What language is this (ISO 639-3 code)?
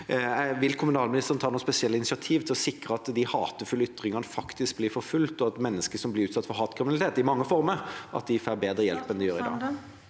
nor